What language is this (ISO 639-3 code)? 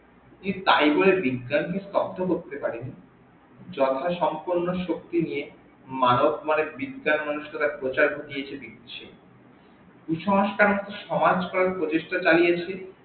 ben